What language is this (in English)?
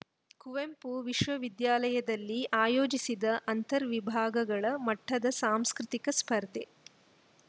Kannada